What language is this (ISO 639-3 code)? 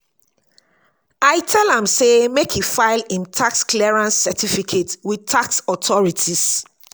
pcm